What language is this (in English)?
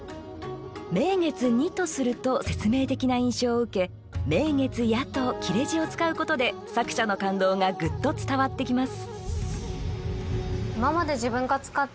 Japanese